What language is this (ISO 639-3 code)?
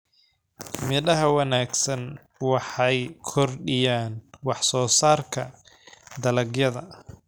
som